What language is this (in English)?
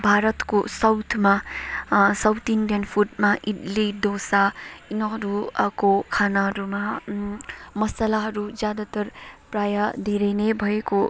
Nepali